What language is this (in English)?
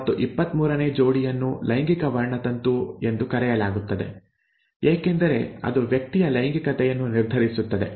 Kannada